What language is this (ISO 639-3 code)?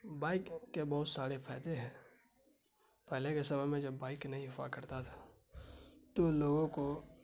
urd